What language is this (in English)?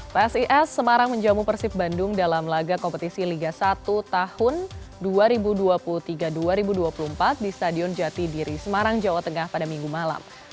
Indonesian